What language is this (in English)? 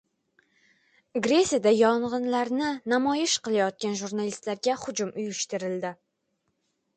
Uzbek